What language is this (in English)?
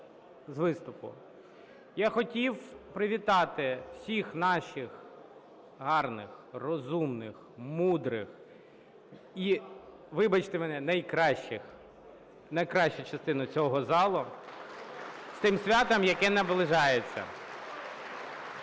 Ukrainian